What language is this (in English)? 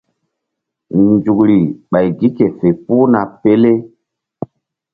Mbum